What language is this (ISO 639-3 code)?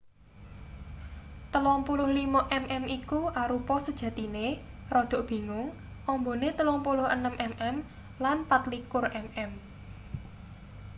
jav